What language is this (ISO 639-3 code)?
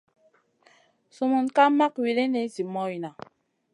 mcn